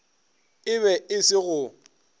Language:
Northern Sotho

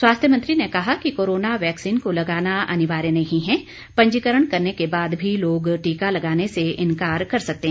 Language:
Hindi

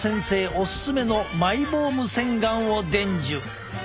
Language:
Japanese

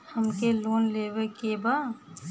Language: Bhojpuri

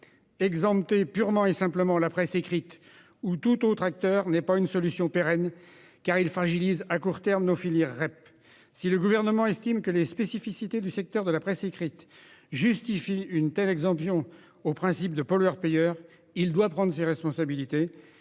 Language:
French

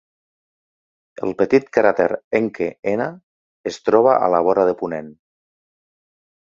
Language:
Catalan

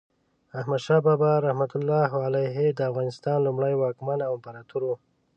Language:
Pashto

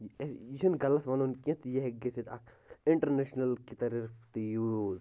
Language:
Kashmiri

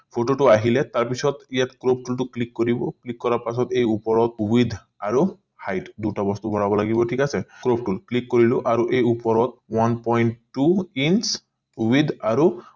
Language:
Assamese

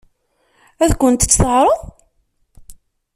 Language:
Kabyle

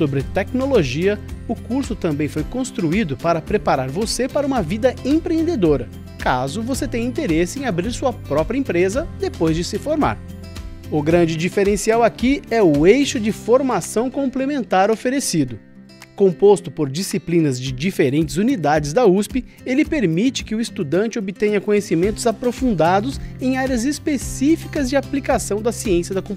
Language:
Portuguese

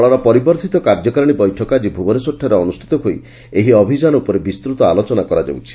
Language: Odia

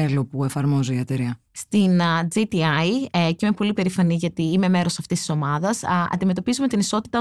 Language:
Greek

